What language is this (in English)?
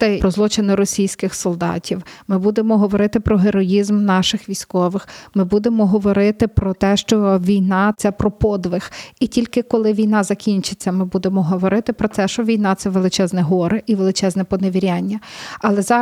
Ukrainian